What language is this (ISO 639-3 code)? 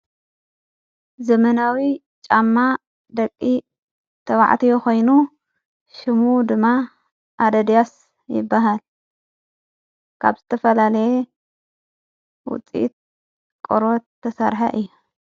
tir